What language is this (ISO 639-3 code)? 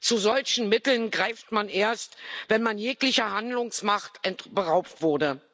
deu